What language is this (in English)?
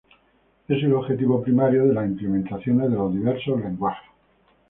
Spanish